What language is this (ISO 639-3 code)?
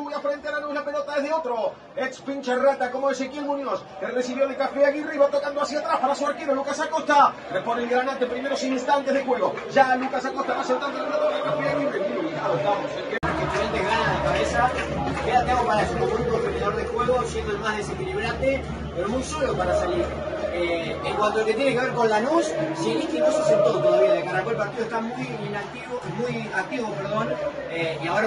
spa